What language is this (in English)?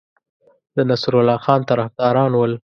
Pashto